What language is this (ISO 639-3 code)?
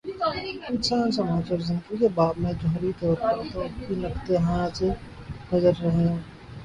urd